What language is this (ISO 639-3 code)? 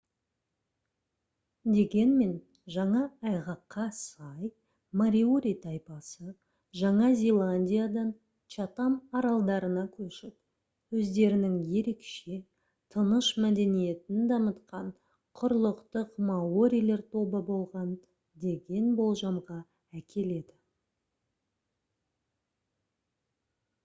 kaz